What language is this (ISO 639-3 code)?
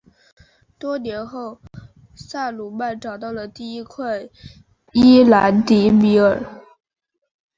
zho